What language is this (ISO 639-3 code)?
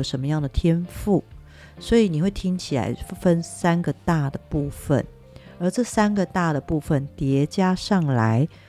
zho